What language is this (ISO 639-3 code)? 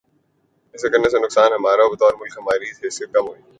urd